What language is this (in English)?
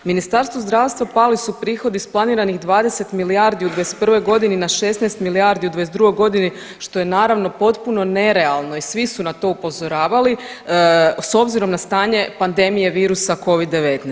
Croatian